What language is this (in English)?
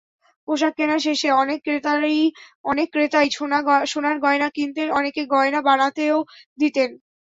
Bangla